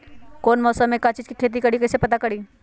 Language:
Magahi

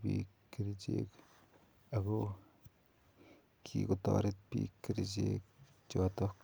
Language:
Kalenjin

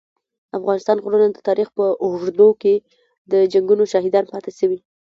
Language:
Pashto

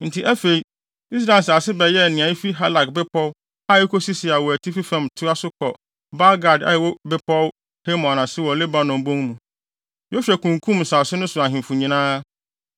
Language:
Akan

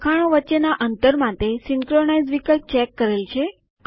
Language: Gujarati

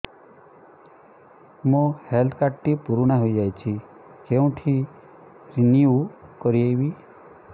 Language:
Odia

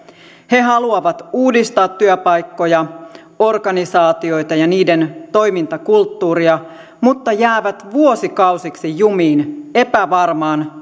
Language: Finnish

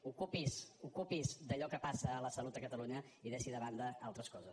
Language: Catalan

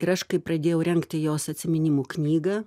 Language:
Lithuanian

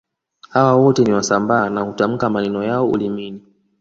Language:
Swahili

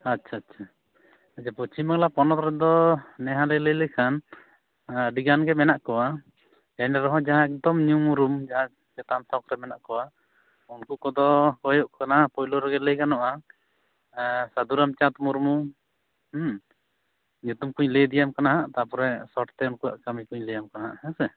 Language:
Santali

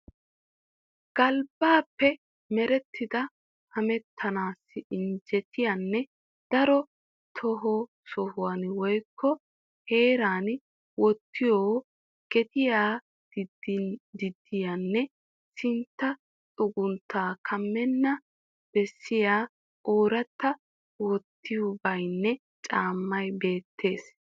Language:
Wolaytta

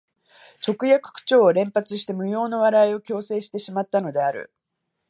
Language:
Japanese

